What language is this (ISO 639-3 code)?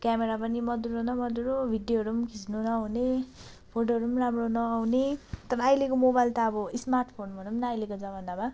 nep